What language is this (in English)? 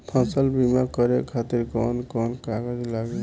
Bhojpuri